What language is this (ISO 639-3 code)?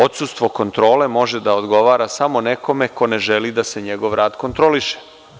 srp